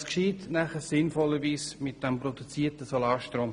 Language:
Swiss German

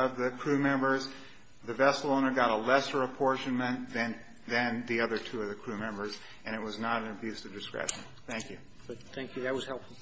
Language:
English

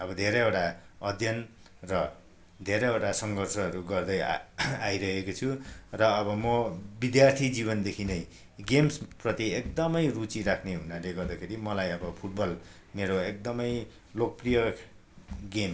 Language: Nepali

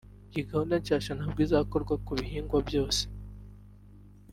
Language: Kinyarwanda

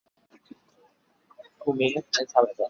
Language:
Chinese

